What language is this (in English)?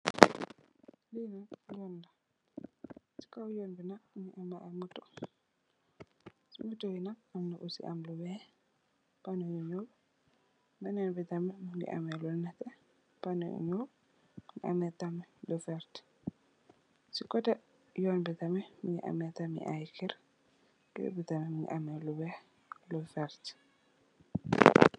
Wolof